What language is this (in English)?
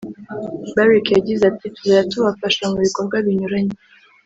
Kinyarwanda